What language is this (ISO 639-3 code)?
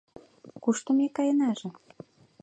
chm